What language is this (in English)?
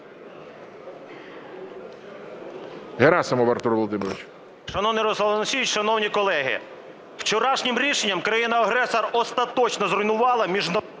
Ukrainian